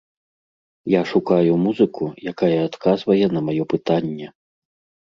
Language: Belarusian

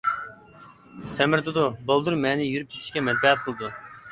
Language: Uyghur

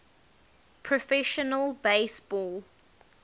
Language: English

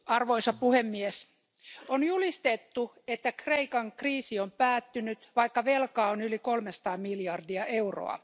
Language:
Finnish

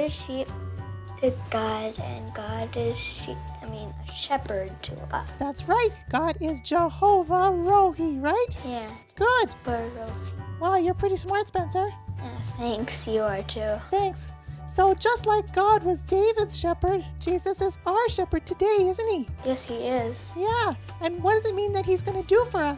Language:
English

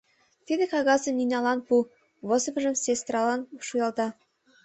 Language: Mari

